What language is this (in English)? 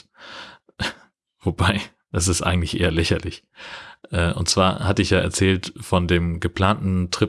German